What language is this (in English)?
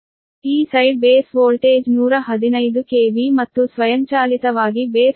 Kannada